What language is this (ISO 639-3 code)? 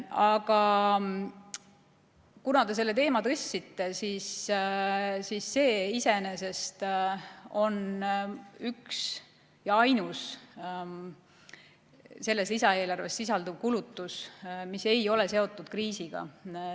est